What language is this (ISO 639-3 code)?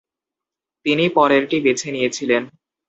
ben